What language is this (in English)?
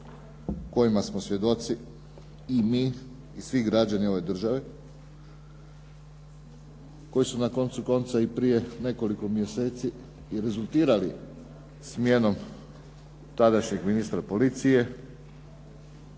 Croatian